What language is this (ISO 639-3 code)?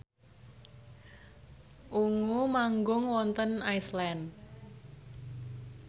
jav